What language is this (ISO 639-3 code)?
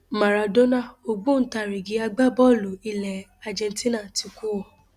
yor